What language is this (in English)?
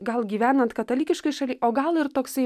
Lithuanian